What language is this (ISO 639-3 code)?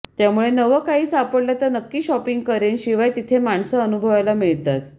mar